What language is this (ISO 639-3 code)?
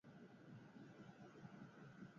eus